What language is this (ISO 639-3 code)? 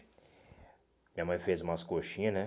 por